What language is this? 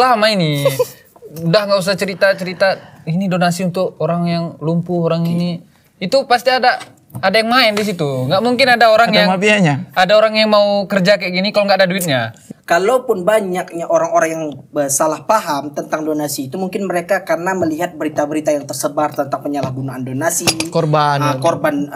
Indonesian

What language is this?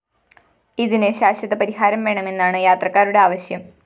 Malayalam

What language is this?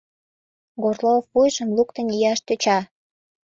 Mari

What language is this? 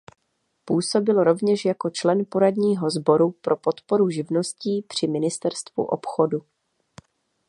Czech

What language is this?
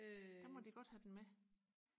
Danish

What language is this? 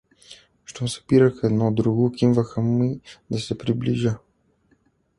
Bulgarian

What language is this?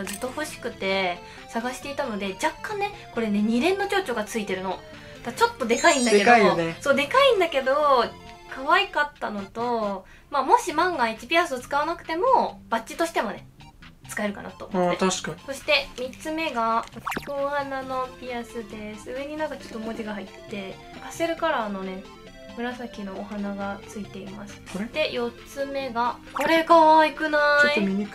Japanese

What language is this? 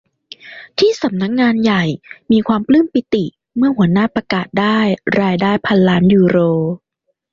Thai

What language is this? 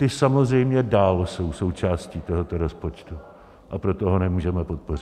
Czech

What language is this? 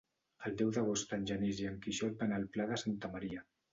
Catalan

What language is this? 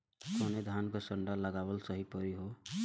Bhojpuri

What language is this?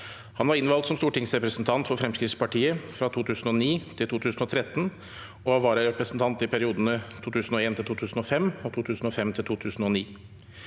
Norwegian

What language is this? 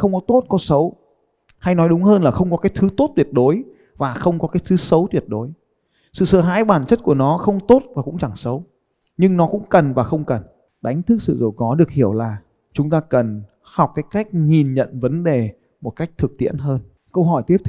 Vietnamese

